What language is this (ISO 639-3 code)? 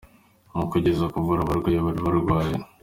kin